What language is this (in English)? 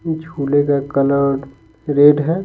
Hindi